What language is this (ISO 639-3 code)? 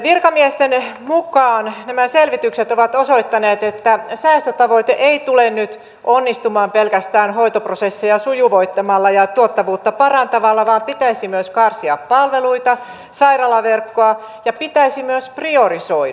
fin